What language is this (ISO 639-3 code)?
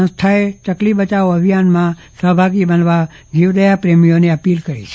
guj